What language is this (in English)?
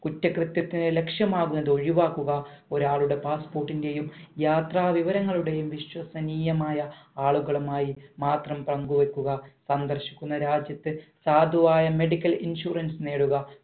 Malayalam